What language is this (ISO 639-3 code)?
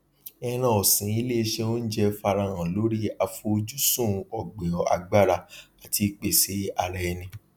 yor